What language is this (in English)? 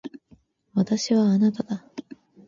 Japanese